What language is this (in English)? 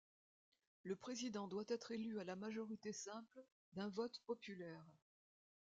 French